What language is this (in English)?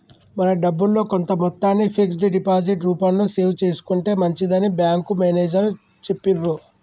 Telugu